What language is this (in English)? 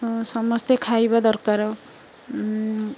Odia